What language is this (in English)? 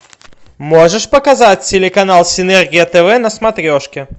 Russian